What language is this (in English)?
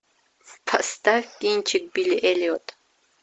Russian